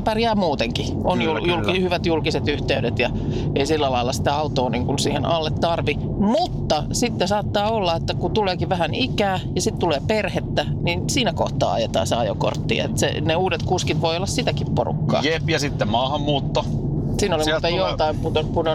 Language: Finnish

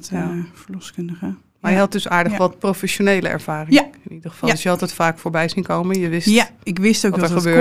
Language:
Dutch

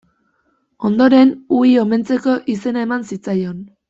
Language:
Basque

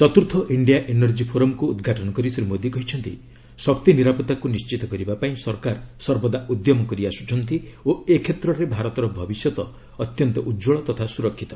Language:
Odia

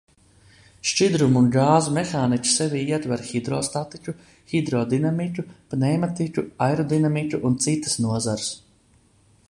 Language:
Latvian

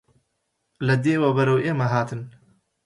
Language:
Central Kurdish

